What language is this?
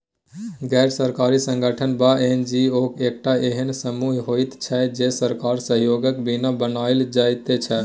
Maithili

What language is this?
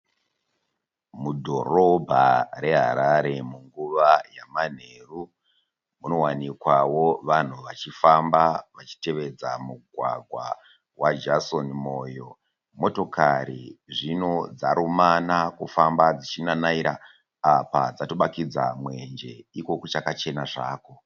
Shona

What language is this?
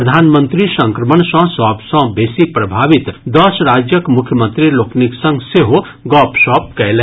Maithili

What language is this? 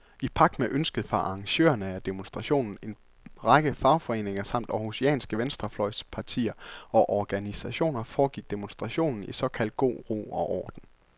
Danish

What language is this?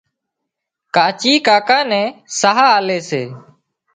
Wadiyara Koli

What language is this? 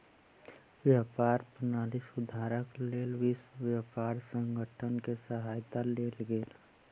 Maithili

